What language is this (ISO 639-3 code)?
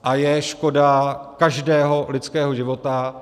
ces